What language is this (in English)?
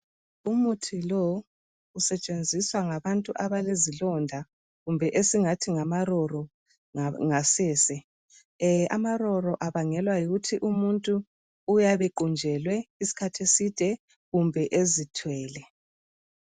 North Ndebele